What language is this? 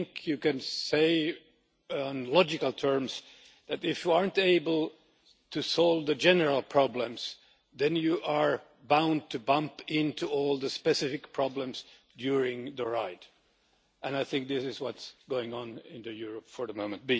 English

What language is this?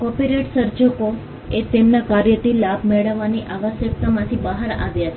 Gujarati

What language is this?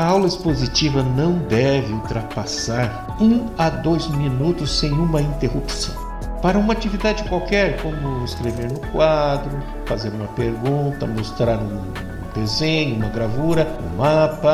Portuguese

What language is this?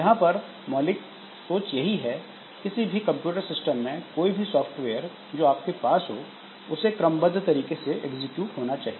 Hindi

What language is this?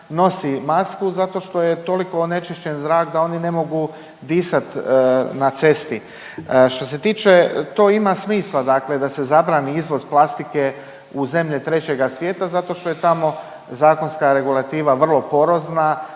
Croatian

